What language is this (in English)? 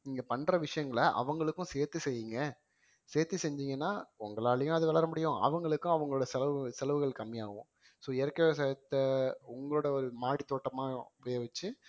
Tamil